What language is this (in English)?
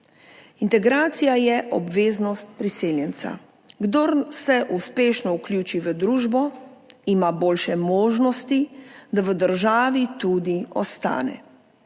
Slovenian